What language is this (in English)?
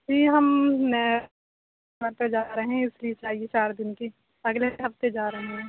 Urdu